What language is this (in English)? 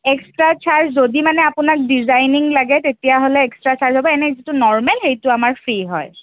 Assamese